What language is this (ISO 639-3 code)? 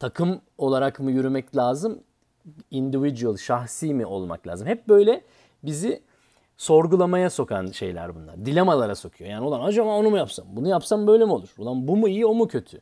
tur